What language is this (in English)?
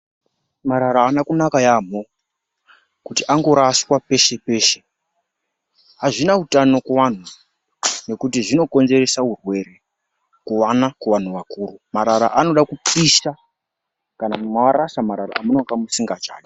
Ndau